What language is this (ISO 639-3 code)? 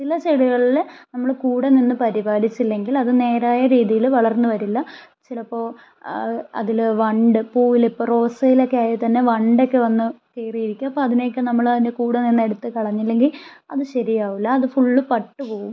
mal